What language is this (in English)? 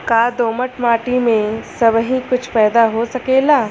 Bhojpuri